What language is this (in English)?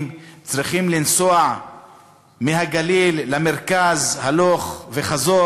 Hebrew